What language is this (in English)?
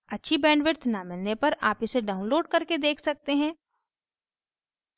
Hindi